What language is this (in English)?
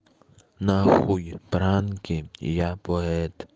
Russian